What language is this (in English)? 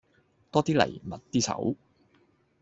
Cantonese